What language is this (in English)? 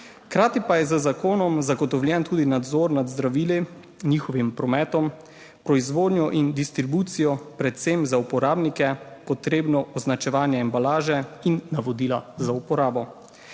Slovenian